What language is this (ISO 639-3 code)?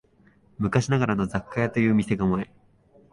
jpn